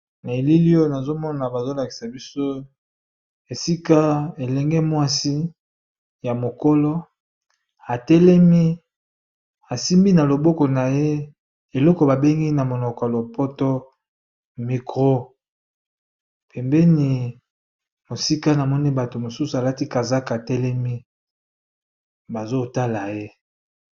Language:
Lingala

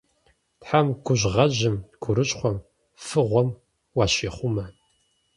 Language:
Kabardian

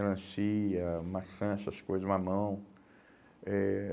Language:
Portuguese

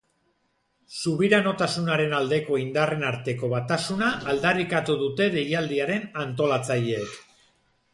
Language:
Basque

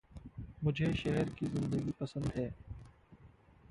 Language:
Hindi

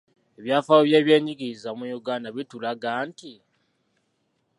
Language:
Ganda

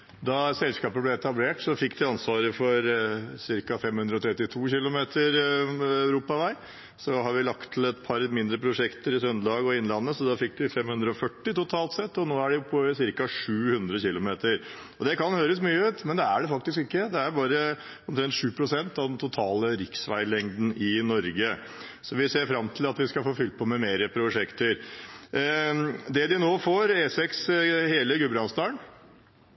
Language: Norwegian Bokmål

